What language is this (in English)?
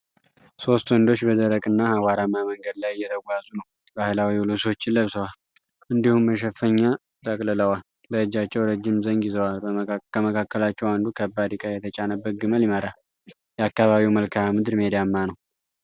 Amharic